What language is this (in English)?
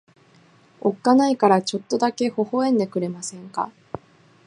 Japanese